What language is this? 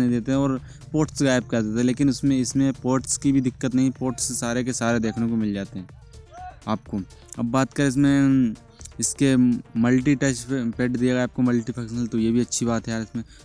Hindi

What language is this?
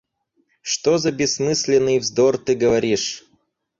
Russian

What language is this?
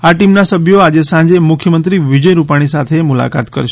Gujarati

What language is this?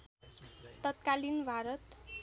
Nepali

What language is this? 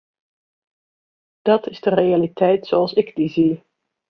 Dutch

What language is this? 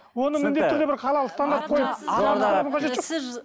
Kazakh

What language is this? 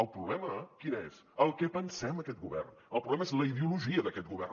Catalan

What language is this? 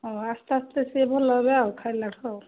Odia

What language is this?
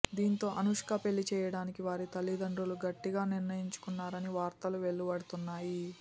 Telugu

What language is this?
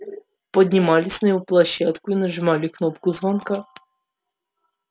Russian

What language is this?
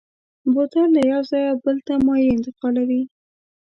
Pashto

